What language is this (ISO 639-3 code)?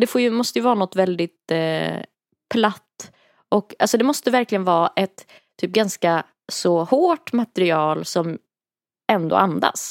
swe